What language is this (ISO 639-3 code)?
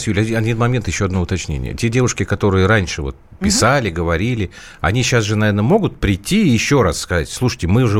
rus